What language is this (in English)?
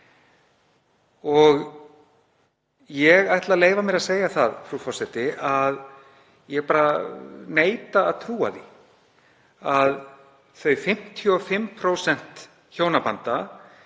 Icelandic